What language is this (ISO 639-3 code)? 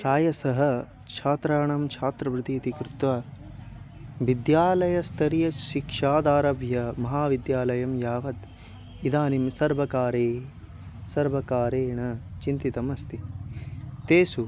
san